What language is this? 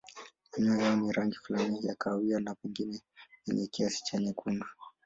Swahili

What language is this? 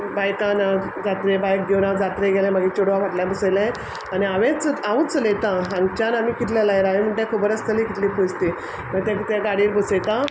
Konkani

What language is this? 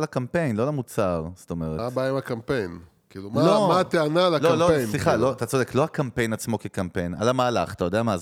Hebrew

